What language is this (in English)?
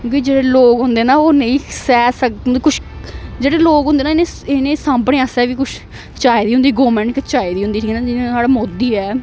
Dogri